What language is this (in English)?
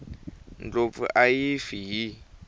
Tsonga